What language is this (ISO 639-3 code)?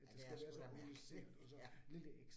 dan